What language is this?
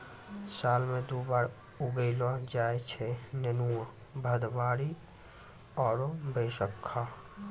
Maithili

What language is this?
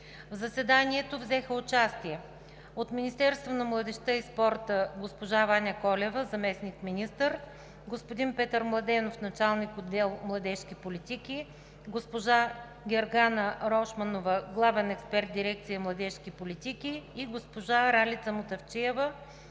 Bulgarian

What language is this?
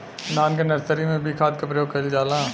Bhojpuri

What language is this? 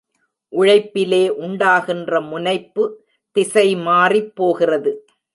Tamil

